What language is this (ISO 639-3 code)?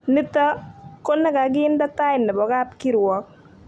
kln